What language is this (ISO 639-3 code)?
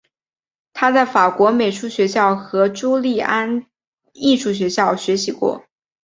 zho